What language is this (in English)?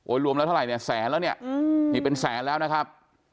Thai